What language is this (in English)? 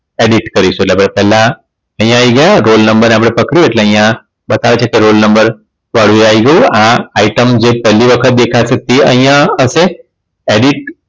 Gujarati